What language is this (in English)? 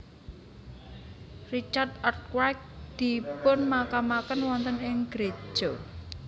Javanese